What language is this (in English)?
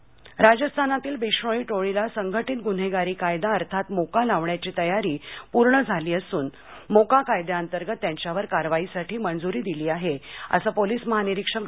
Marathi